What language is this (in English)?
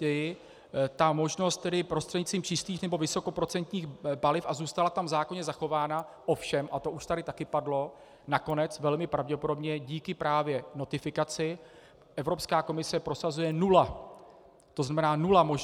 Czech